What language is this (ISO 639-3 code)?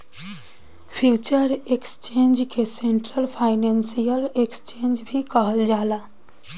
bho